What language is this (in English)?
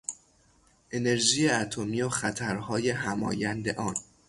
Persian